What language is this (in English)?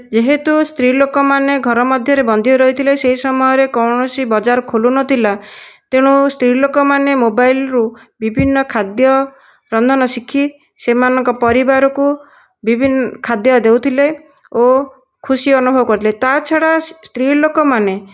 Odia